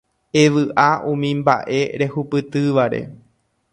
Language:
Guarani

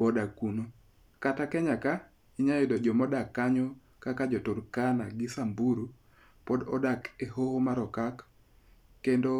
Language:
Luo (Kenya and Tanzania)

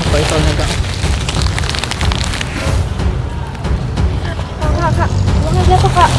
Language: Indonesian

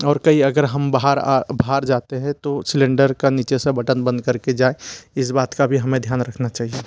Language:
Hindi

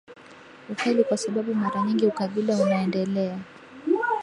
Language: Swahili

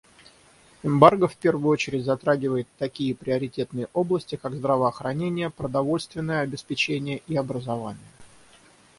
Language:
Russian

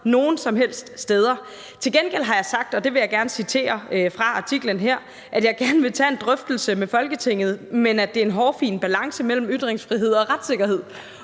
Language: Danish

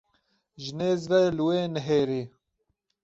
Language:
Kurdish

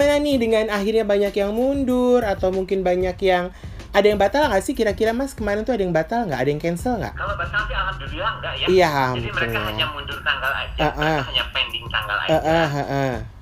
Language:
Indonesian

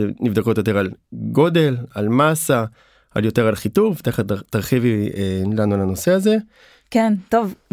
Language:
Hebrew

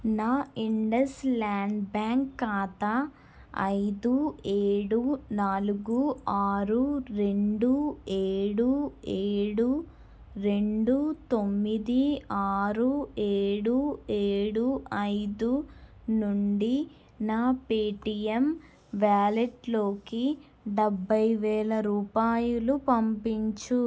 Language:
Telugu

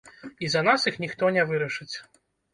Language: Belarusian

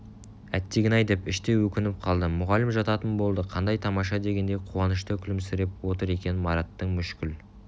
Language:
Kazakh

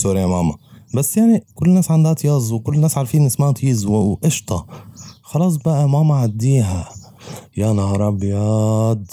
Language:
Arabic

